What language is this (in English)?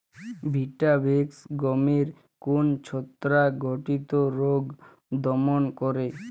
Bangla